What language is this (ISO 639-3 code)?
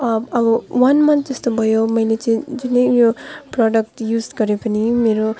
nep